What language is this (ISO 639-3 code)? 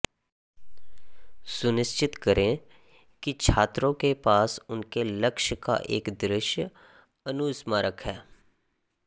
hin